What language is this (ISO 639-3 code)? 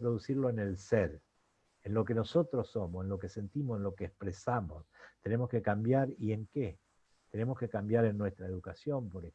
spa